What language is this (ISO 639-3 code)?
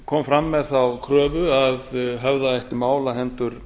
isl